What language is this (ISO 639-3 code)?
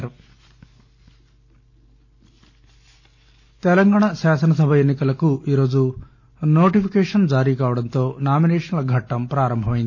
tel